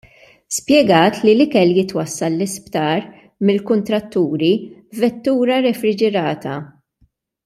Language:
Maltese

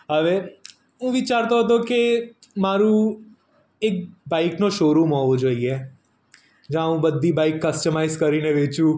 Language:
Gujarati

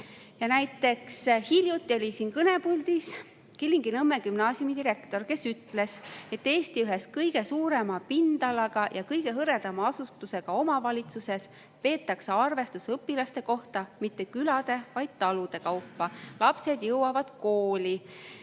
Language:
Estonian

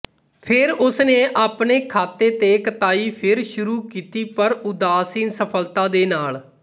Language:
Punjabi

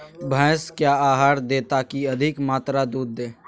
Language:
Magahi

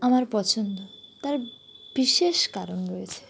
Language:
Bangla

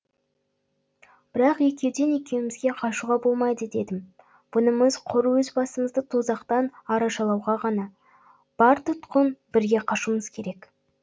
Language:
Kazakh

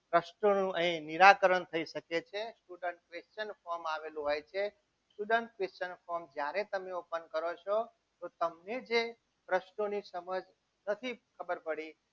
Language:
Gujarati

